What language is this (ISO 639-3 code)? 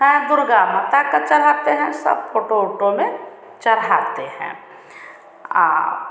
hin